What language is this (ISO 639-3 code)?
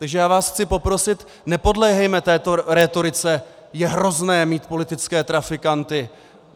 ces